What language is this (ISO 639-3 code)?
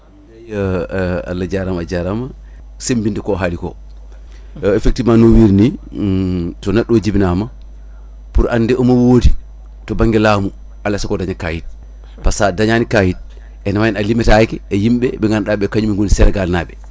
ful